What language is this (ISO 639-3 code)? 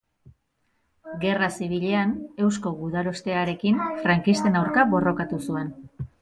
eus